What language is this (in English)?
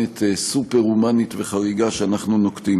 Hebrew